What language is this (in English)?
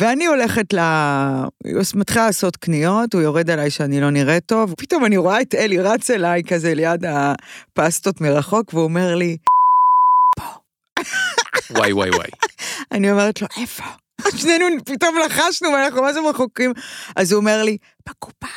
Hebrew